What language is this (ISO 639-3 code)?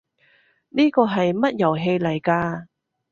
yue